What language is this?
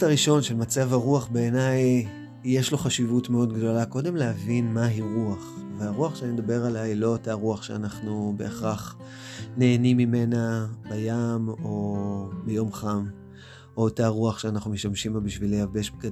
Hebrew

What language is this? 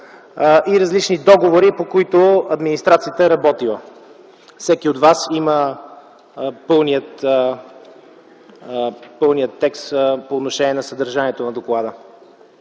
Bulgarian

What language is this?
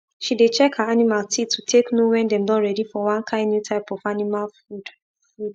Nigerian Pidgin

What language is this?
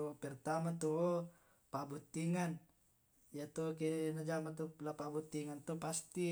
Tae'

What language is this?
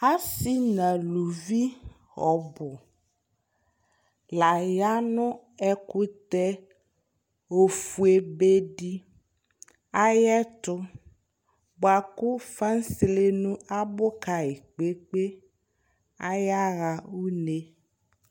Ikposo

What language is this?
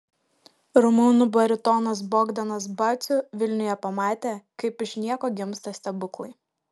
Lithuanian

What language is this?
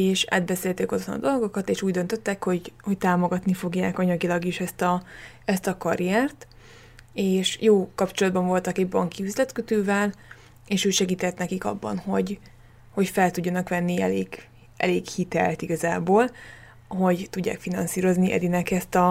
Hungarian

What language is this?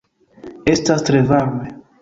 Esperanto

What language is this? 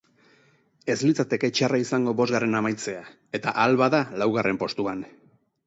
Basque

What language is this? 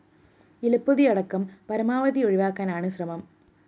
Malayalam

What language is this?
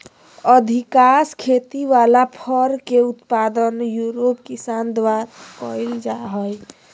Magahi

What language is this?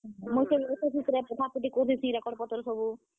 Odia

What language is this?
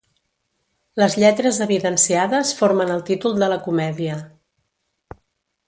Catalan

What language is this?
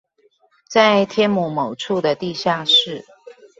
Chinese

